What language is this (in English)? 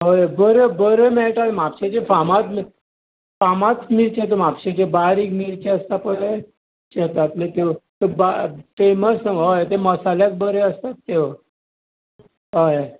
Konkani